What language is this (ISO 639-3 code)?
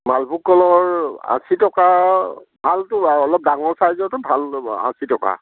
asm